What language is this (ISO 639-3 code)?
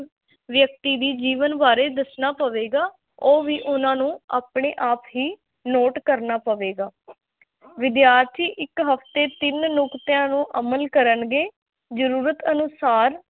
pan